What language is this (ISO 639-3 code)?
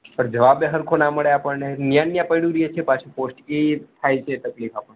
guj